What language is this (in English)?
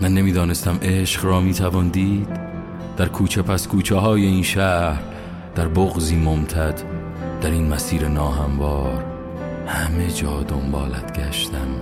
Persian